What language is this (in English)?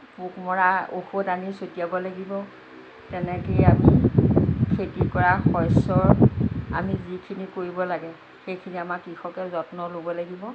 Assamese